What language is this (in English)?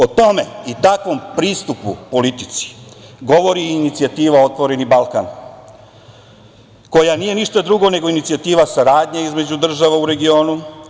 Serbian